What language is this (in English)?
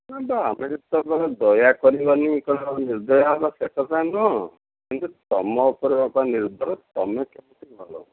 Odia